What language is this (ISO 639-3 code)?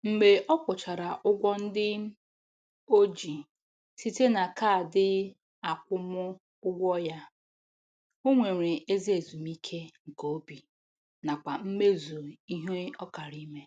ibo